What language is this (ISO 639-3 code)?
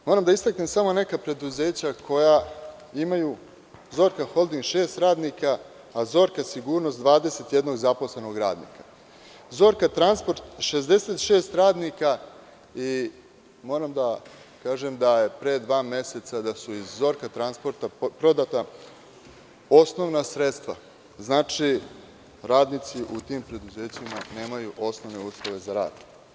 srp